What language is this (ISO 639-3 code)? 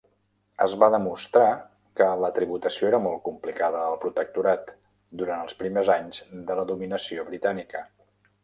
cat